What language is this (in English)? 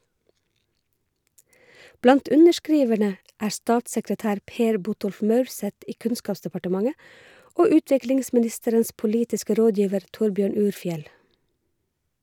Norwegian